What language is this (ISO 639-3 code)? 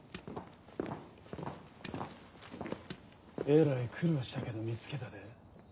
jpn